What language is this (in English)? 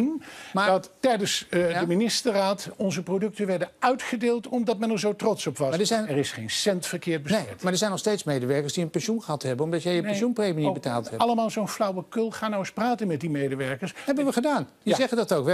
Dutch